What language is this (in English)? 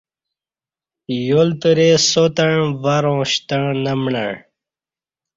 Kati